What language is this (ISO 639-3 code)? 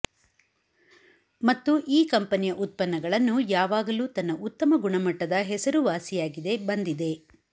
kan